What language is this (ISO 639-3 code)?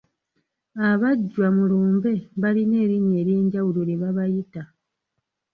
lug